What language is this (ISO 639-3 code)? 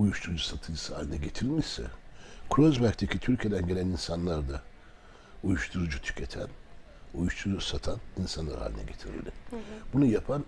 tur